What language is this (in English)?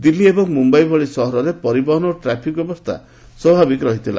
Odia